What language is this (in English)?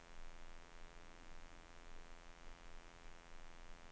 Danish